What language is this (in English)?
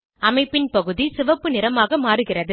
Tamil